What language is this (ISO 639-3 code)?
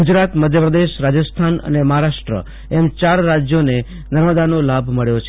guj